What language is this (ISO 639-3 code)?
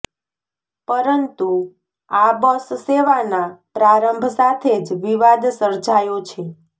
guj